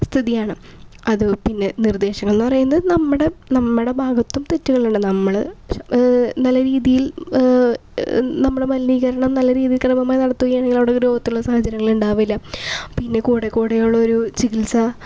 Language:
Malayalam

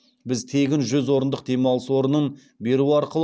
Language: Kazakh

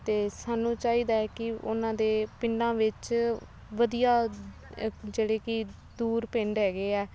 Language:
Punjabi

